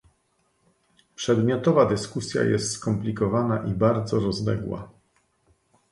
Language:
Polish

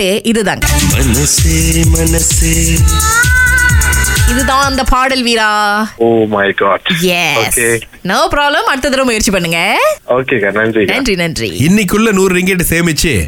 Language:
Tamil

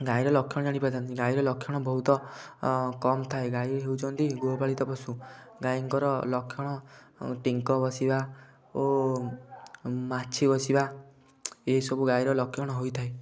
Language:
Odia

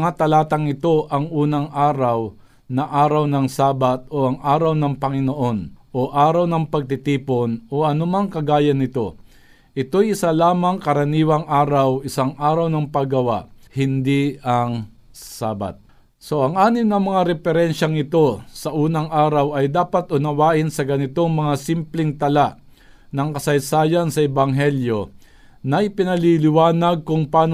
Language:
Filipino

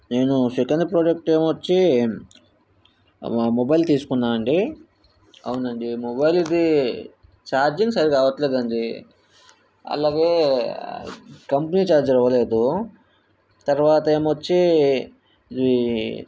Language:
Telugu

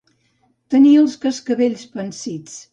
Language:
Catalan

